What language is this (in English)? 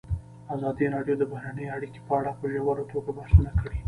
Pashto